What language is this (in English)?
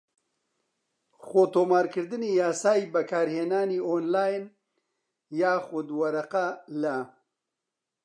Central Kurdish